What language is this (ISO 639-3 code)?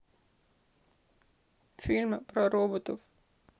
rus